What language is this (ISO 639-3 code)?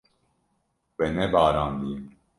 kur